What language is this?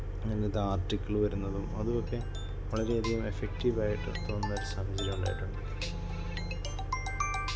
Malayalam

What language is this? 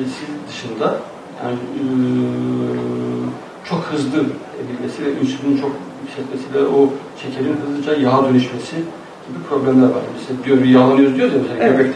Turkish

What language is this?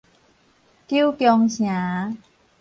Min Nan Chinese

